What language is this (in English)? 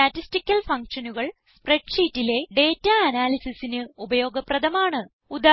Malayalam